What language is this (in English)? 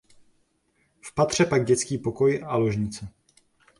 Czech